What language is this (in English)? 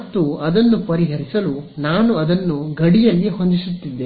Kannada